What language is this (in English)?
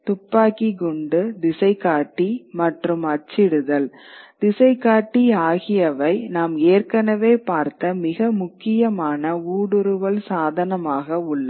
Tamil